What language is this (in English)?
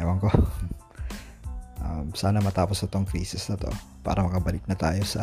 Filipino